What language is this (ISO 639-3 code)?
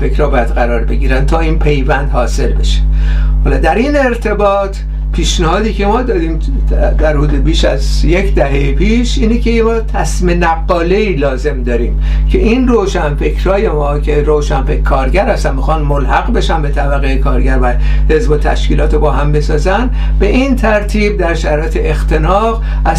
fas